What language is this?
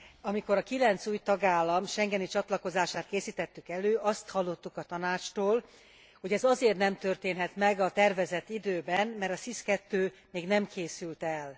Hungarian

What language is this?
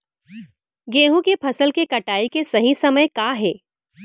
Chhattisgarhi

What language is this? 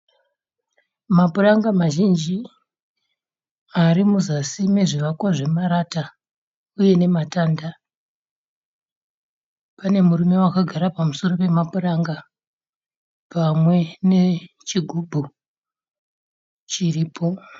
Shona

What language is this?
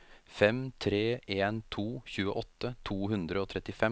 Norwegian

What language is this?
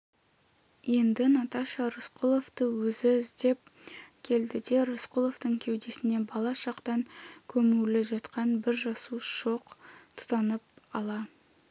Kazakh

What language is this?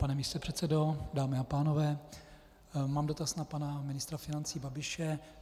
Czech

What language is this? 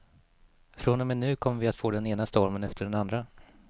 Swedish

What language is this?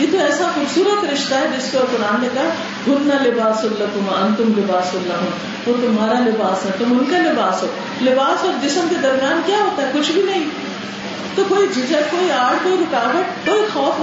Urdu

